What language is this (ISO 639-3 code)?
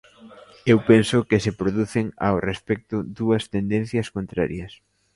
glg